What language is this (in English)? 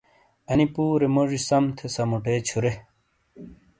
Shina